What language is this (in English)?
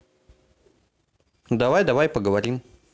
Russian